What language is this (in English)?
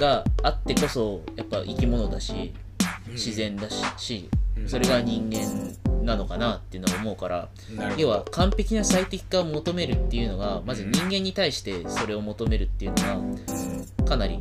Japanese